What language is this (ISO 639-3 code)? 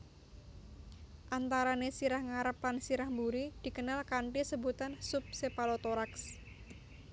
jav